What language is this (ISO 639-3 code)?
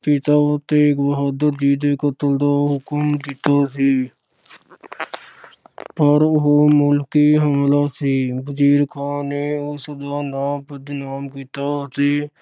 pan